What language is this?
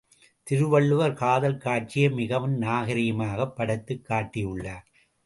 Tamil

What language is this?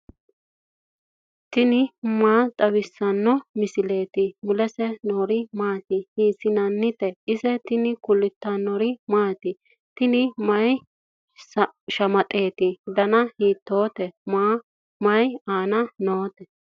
Sidamo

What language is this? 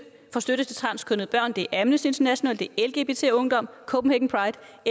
Danish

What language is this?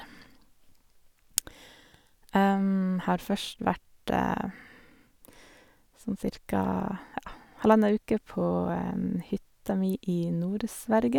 Norwegian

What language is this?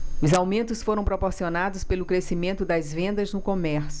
Portuguese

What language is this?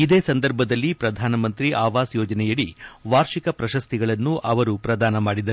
Kannada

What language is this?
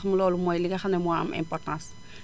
Wolof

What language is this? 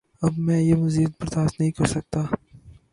Urdu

